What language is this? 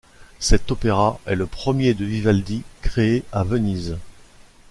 French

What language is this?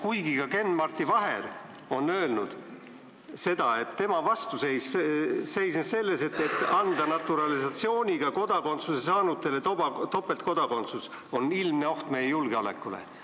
Estonian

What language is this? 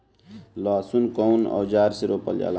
Bhojpuri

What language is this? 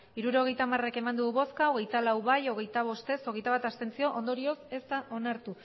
Basque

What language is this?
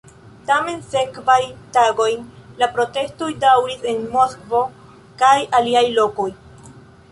Esperanto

